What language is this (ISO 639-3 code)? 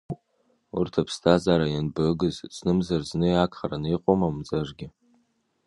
abk